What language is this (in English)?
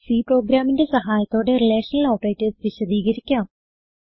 Malayalam